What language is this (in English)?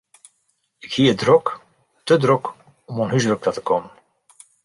Western Frisian